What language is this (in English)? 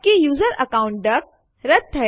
Gujarati